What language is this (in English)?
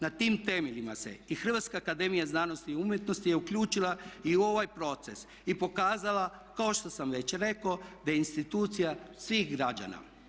Croatian